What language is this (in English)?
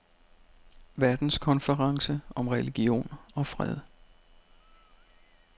Danish